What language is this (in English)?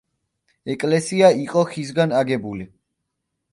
Georgian